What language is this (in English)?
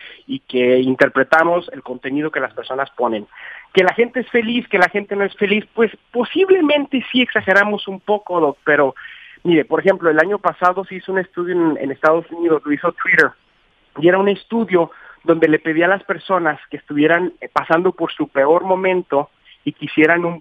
Spanish